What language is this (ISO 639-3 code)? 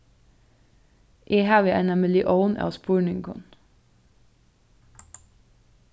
fao